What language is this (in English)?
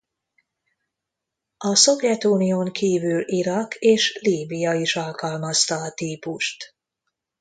Hungarian